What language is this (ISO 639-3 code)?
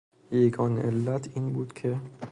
fas